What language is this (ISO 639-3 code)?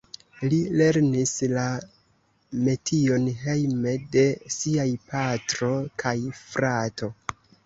epo